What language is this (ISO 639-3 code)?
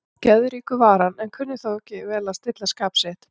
isl